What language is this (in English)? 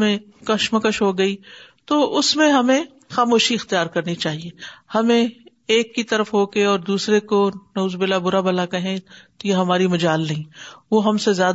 Urdu